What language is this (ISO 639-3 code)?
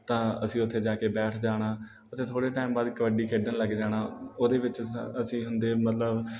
pan